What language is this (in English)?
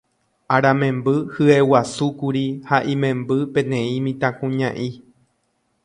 Guarani